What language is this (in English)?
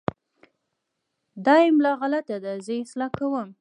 Pashto